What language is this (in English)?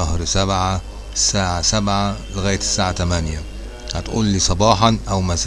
Arabic